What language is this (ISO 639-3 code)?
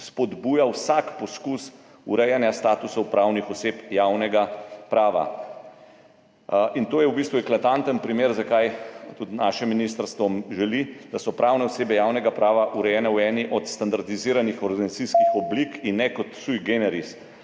slv